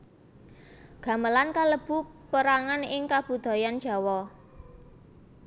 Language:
Javanese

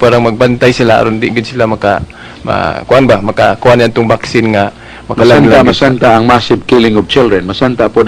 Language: Filipino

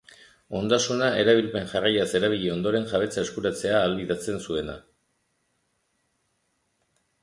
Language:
Basque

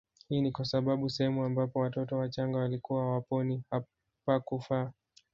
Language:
Swahili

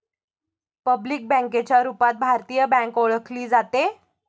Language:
Marathi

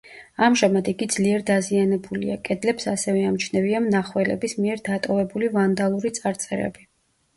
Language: Georgian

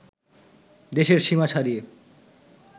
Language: Bangla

